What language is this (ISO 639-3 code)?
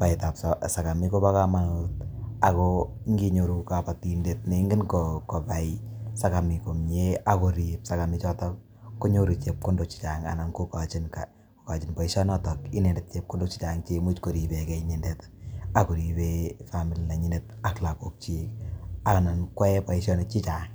kln